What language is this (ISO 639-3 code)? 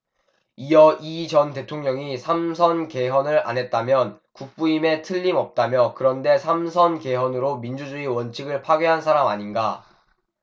kor